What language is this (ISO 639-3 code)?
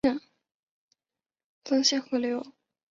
zho